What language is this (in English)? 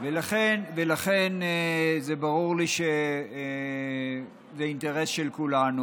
Hebrew